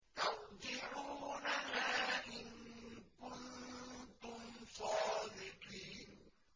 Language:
Arabic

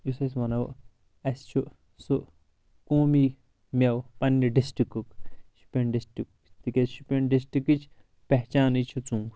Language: Kashmiri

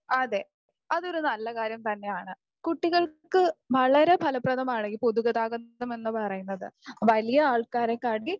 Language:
Malayalam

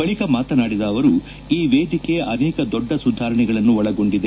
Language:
Kannada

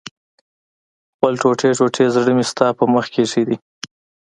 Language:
Pashto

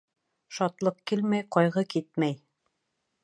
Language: Bashkir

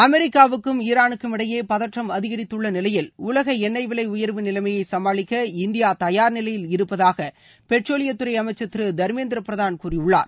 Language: Tamil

